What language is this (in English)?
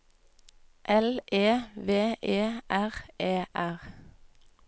Norwegian